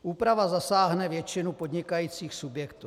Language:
Czech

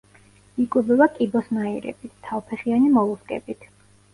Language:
Georgian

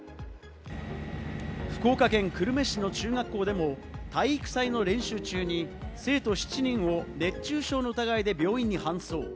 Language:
Japanese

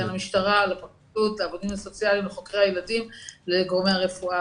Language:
Hebrew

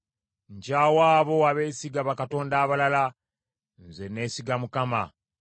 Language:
Ganda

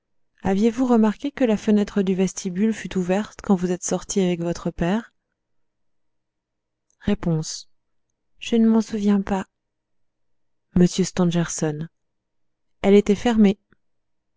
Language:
French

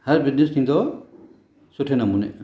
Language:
Sindhi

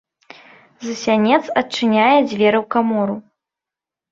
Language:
Belarusian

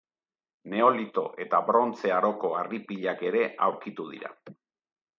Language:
Basque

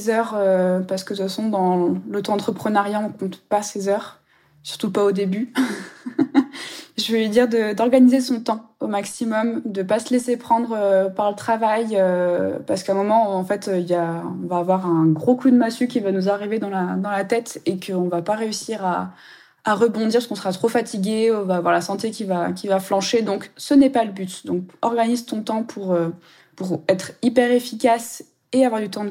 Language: French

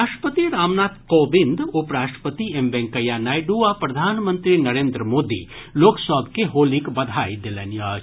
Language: Maithili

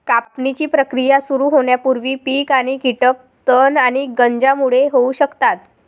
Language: Marathi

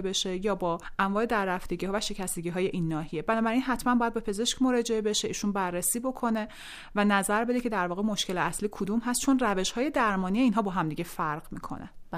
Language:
Persian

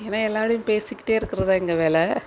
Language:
Tamil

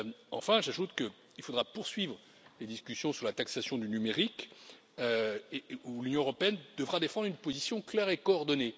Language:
French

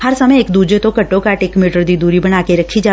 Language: Punjabi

